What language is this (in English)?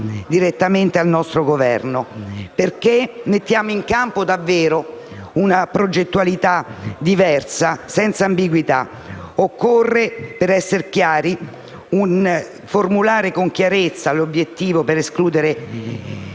Italian